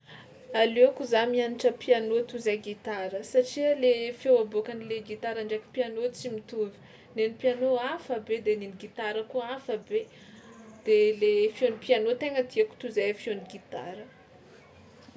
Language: Tsimihety Malagasy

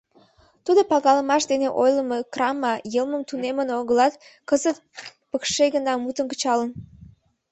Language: Mari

